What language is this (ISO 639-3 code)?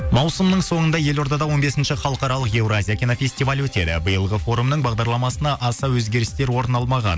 kaz